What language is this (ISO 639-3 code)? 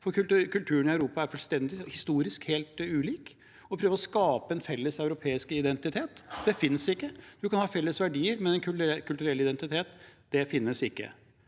nor